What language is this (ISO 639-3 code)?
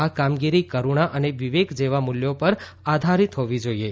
guj